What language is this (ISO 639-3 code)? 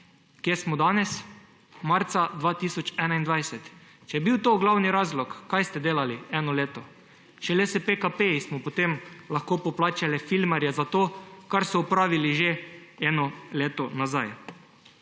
slv